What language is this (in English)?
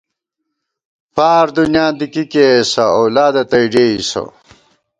Gawar-Bati